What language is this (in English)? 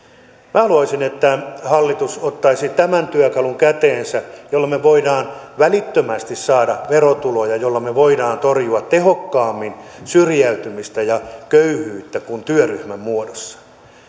Finnish